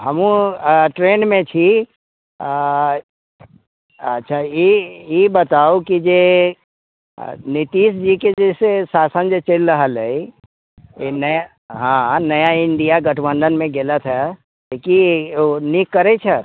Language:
Maithili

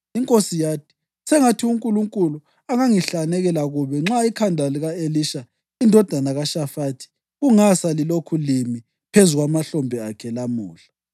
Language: North Ndebele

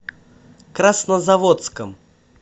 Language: Russian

